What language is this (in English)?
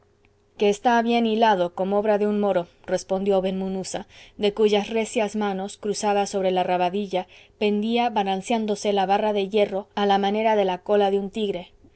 Spanish